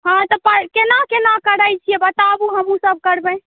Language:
Maithili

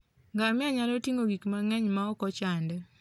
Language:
Luo (Kenya and Tanzania)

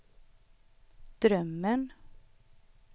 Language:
Swedish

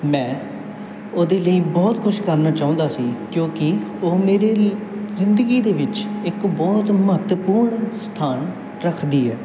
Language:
Punjabi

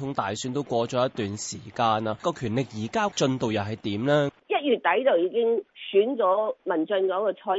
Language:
Chinese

